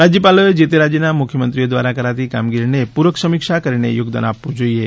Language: Gujarati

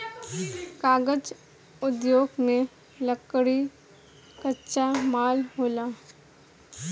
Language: Bhojpuri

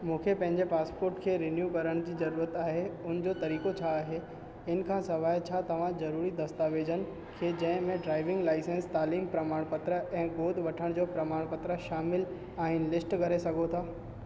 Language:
Sindhi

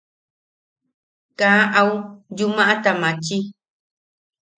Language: Yaqui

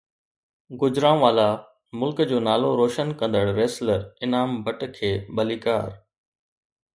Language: Sindhi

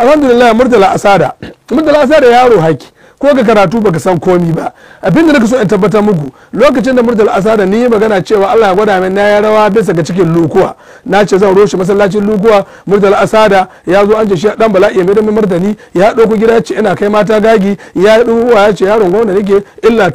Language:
Arabic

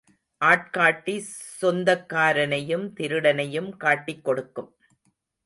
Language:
Tamil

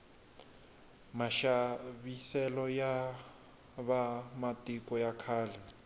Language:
Tsonga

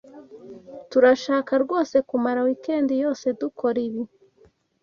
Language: Kinyarwanda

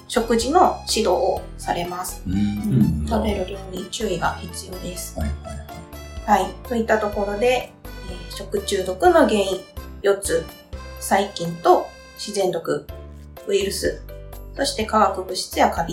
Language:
Japanese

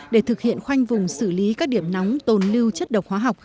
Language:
Vietnamese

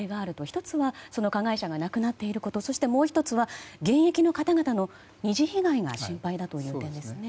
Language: Japanese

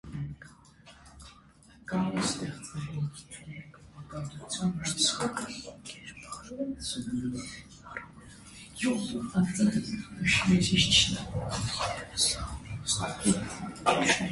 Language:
Armenian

